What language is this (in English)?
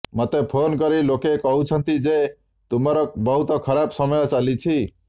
Odia